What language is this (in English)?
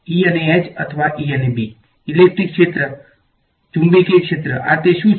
Gujarati